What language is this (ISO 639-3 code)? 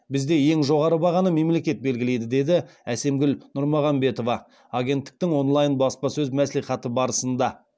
kaz